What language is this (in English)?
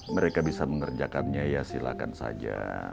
Indonesian